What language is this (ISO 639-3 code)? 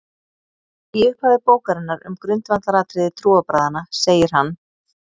isl